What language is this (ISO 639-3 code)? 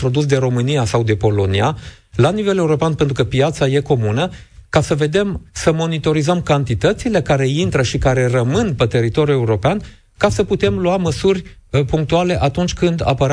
ron